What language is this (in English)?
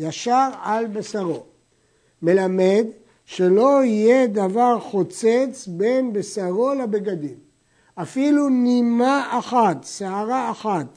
Hebrew